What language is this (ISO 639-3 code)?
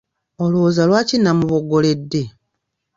lug